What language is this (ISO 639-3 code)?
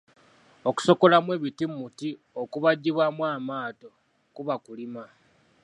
lug